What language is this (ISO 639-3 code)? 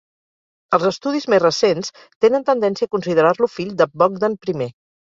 cat